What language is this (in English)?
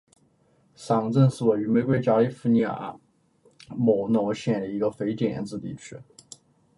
Chinese